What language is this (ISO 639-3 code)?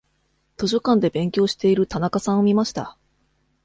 jpn